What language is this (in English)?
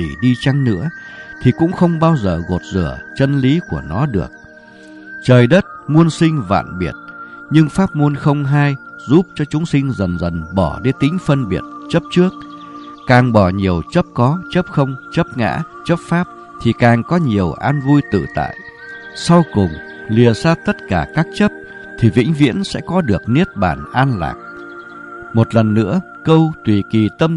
Vietnamese